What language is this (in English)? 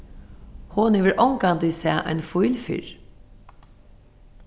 Faroese